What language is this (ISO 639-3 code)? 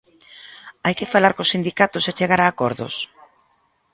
glg